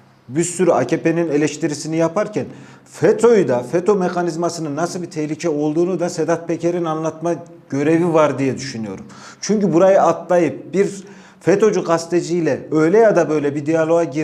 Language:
Turkish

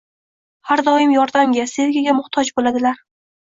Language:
Uzbek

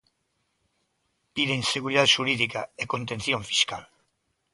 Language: Galician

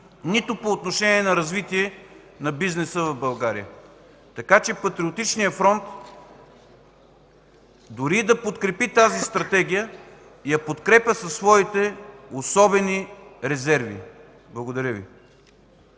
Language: Bulgarian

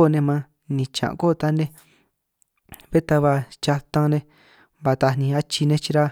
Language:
San Martín Itunyoso Triqui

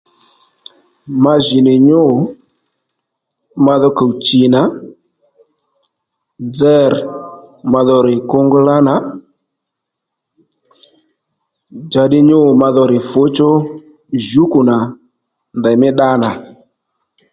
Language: Lendu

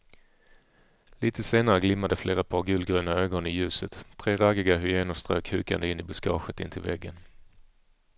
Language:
Swedish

